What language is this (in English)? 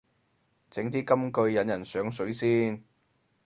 Cantonese